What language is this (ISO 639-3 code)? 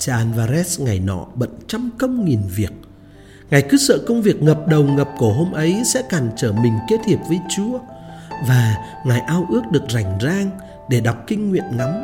vie